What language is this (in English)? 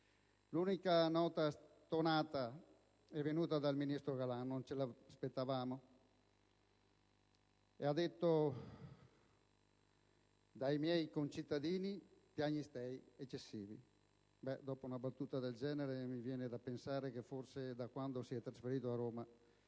Italian